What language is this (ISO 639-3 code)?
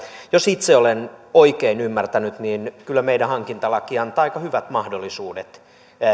fin